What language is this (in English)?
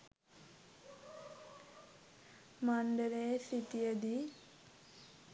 Sinhala